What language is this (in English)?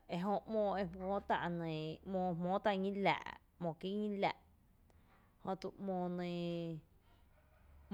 Tepinapa Chinantec